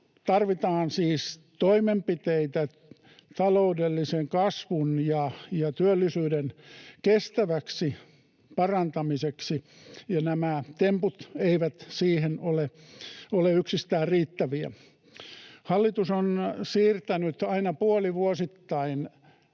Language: Finnish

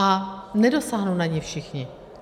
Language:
Czech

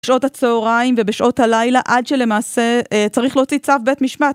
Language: Hebrew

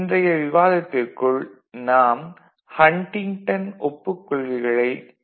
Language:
Tamil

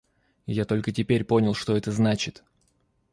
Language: Russian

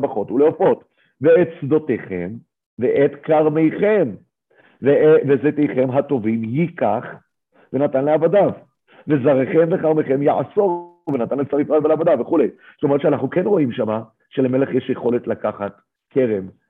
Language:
Hebrew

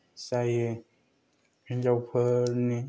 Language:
Bodo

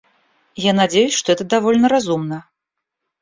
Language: Russian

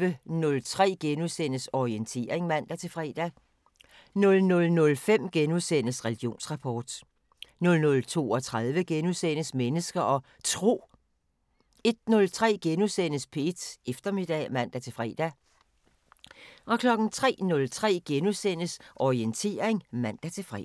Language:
Danish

